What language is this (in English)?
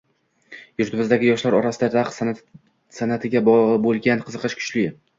Uzbek